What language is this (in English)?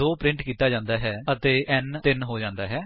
Punjabi